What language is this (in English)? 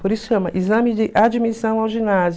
Portuguese